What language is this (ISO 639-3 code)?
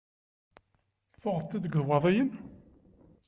kab